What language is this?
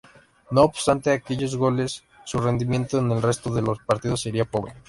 Spanish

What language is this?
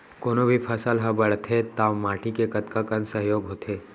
Chhattisgarhi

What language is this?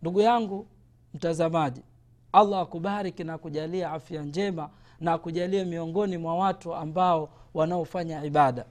Swahili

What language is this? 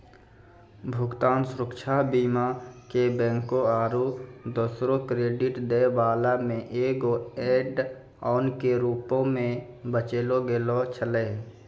Maithili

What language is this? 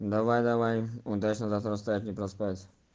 Russian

